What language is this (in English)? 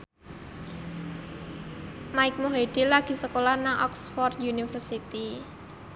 Javanese